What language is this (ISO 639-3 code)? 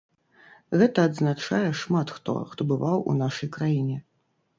bel